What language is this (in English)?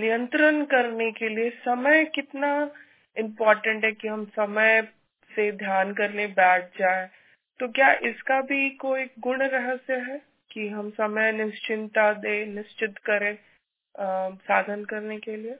Hindi